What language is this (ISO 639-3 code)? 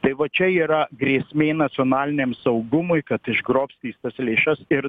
lit